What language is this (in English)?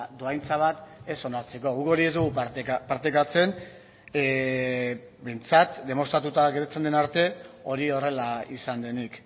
Basque